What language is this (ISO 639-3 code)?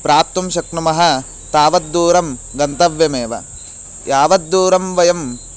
san